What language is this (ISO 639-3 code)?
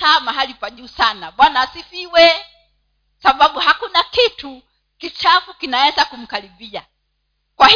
swa